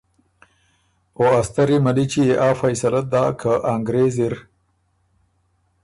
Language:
Ormuri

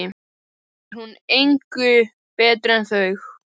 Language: Icelandic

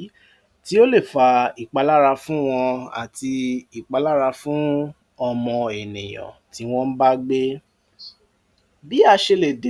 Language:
Yoruba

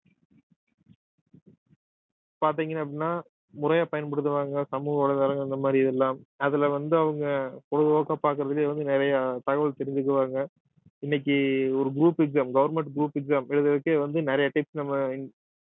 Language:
Tamil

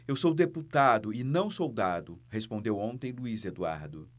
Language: Portuguese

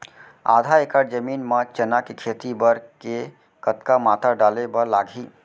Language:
Chhattisgarhi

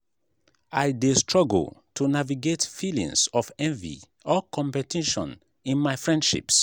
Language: Nigerian Pidgin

